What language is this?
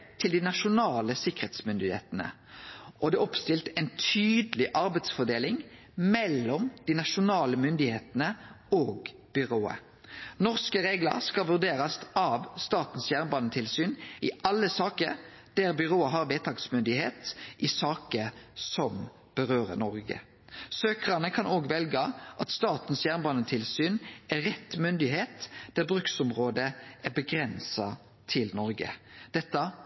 Norwegian Nynorsk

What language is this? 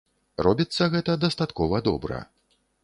Belarusian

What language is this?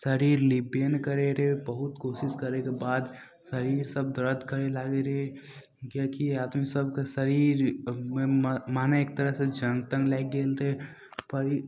Maithili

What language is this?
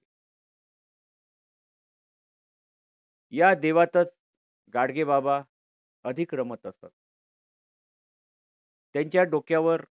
Marathi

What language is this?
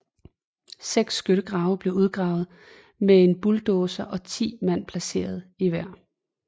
Danish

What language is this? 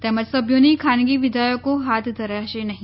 Gujarati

